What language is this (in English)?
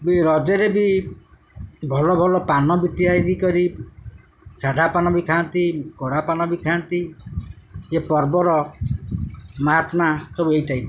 Odia